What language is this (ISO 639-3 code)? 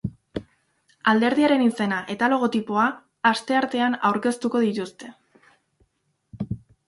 eus